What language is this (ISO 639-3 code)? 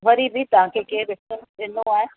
snd